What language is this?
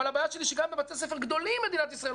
Hebrew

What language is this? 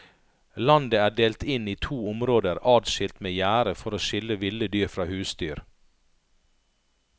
Norwegian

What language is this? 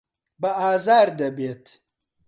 Central Kurdish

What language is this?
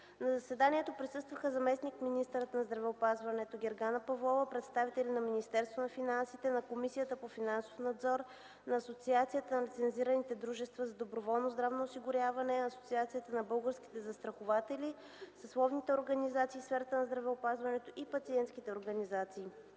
Bulgarian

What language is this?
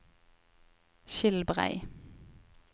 Norwegian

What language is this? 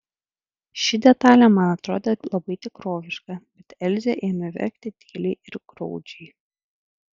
Lithuanian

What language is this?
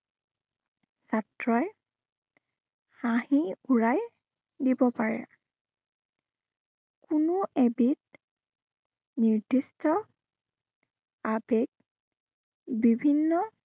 Assamese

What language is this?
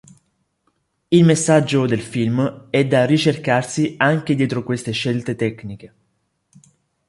Italian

